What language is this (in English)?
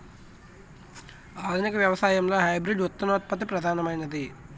Telugu